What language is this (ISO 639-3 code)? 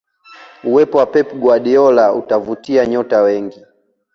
swa